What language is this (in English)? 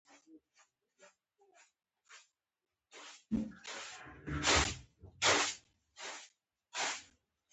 Pashto